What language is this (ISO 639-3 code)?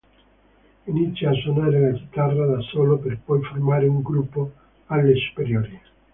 ita